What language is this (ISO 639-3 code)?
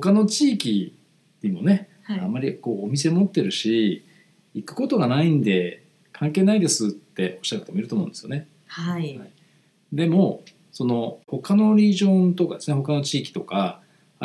jpn